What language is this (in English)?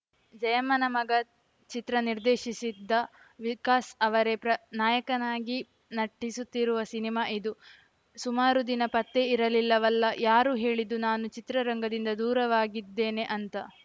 Kannada